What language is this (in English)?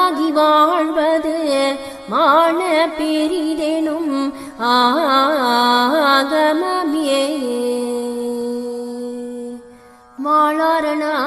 Arabic